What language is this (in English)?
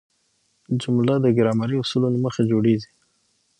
Pashto